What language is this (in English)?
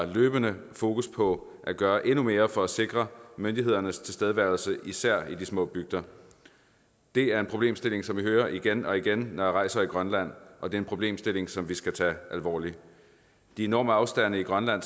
Danish